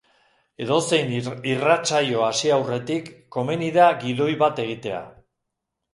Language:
Basque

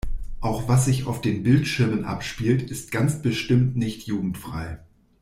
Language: German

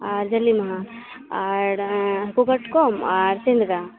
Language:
Santali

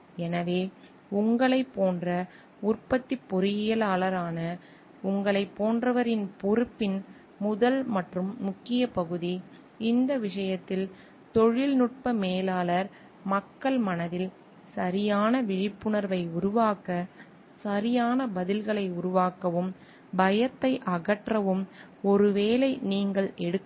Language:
Tamil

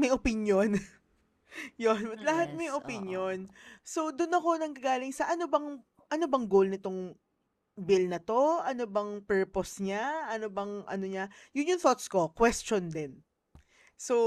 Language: Filipino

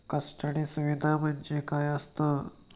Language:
Marathi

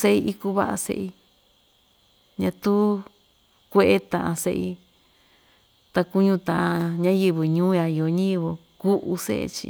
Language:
Ixtayutla Mixtec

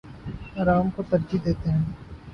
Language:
Urdu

